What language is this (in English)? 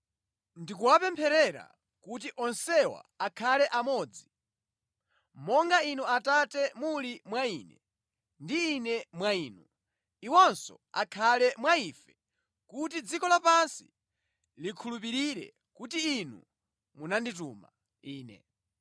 Nyanja